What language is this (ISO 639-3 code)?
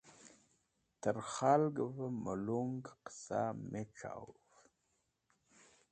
wbl